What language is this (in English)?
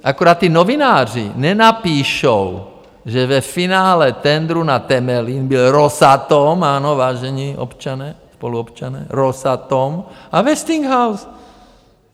Czech